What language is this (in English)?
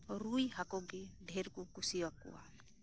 Santali